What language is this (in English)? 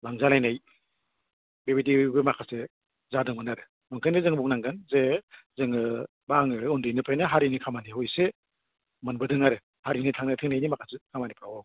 Bodo